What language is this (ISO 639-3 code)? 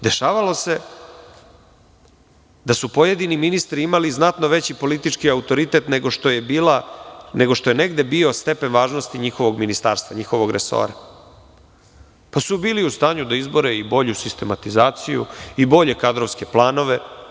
srp